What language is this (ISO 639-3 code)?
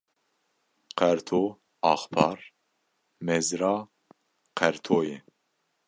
kur